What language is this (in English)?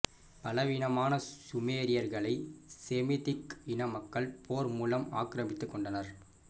Tamil